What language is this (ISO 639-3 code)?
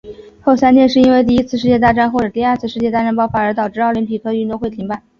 zho